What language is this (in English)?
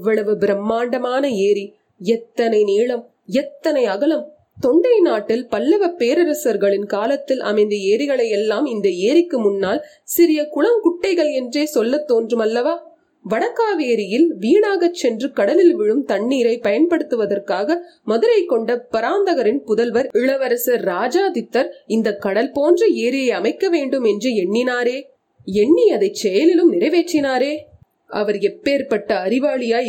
Tamil